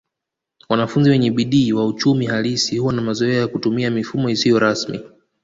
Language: Swahili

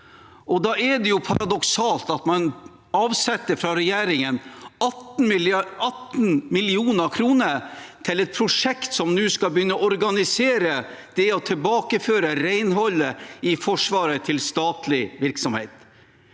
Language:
Norwegian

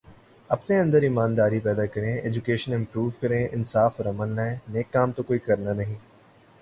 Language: Urdu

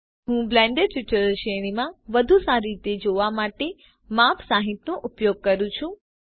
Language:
Gujarati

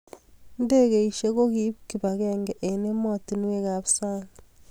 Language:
Kalenjin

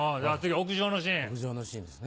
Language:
Japanese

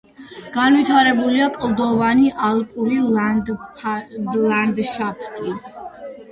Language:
Georgian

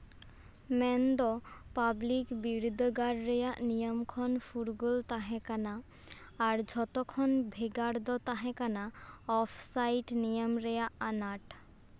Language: Santali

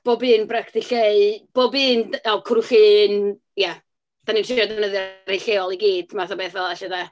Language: Welsh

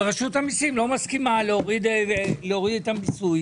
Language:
Hebrew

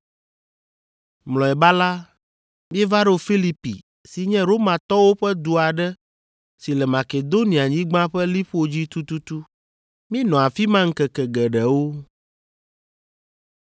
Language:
Ewe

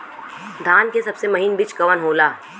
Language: Bhojpuri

